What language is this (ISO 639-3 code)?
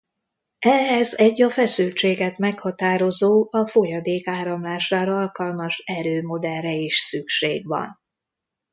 hun